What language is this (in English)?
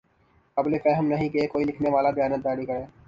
Urdu